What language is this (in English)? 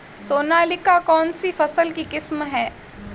Hindi